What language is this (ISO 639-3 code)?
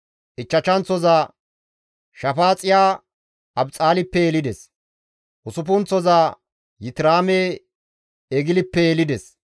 gmv